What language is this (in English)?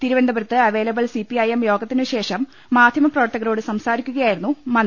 Malayalam